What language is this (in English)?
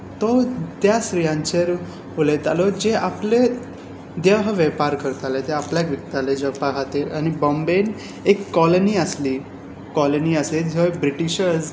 Konkani